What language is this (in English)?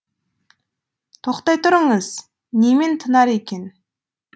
Kazakh